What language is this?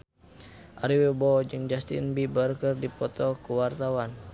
Sundanese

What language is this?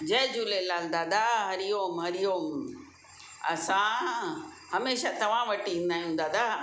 Sindhi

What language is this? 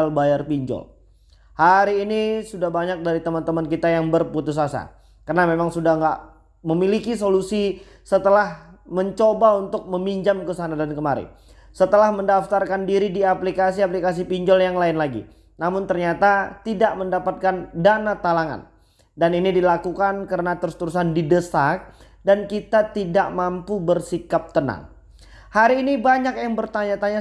Indonesian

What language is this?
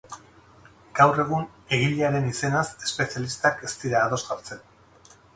Basque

